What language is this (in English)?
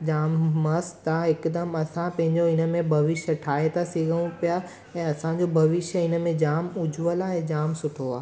Sindhi